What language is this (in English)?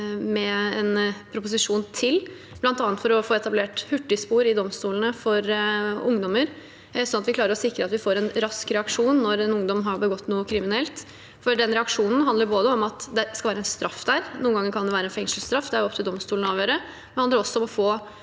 Norwegian